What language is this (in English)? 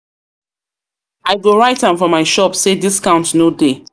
Nigerian Pidgin